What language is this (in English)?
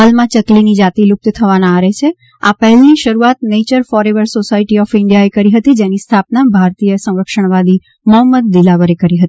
Gujarati